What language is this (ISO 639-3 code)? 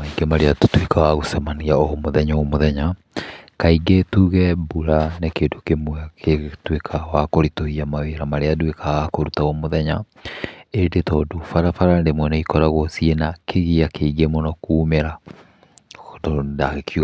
kik